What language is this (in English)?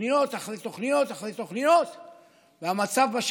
Hebrew